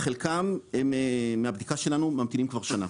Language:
Hebrew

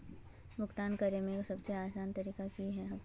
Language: Magahi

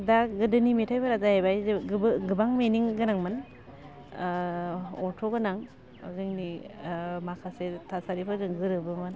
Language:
Bodo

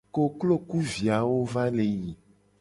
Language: Gen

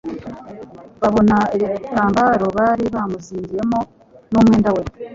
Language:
Kinyarwanda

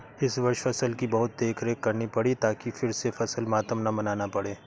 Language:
Hindi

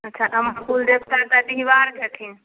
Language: Maithili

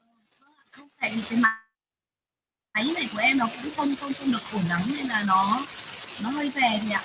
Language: Vietnamese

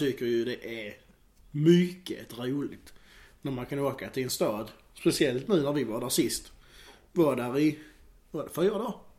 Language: Swedish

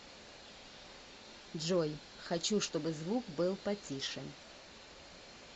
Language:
Russian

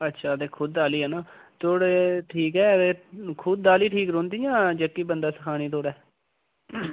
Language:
Dogri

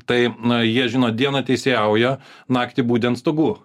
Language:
Lithuanian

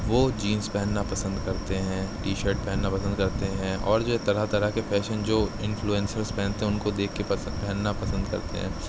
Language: Urdu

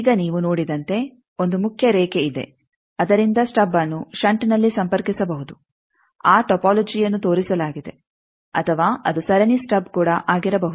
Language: Kannada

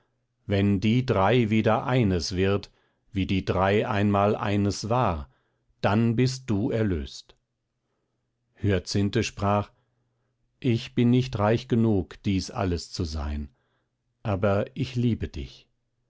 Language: German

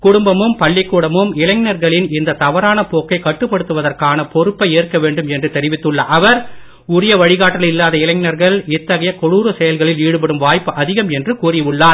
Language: Tamil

